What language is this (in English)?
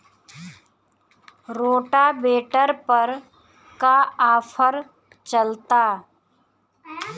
Bhojpuri